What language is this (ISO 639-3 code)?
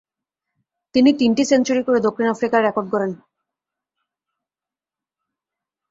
ben